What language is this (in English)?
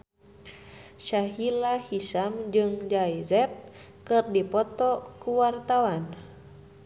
Sundanese